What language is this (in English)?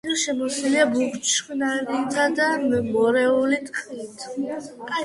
Georgian